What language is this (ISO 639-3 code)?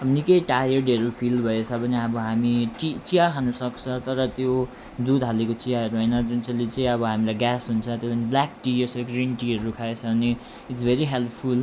nep